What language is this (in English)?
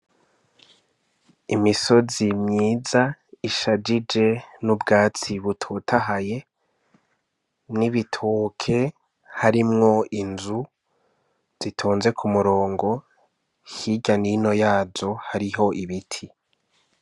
Rundi